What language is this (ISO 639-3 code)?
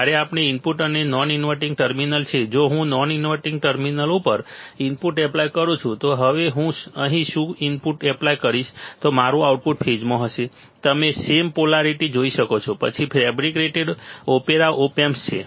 guj